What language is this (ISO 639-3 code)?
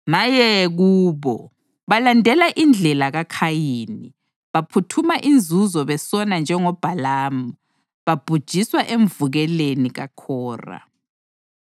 nde